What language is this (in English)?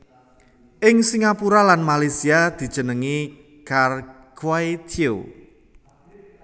Javanese